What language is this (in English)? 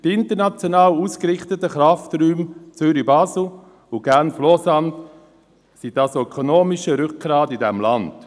Swiss German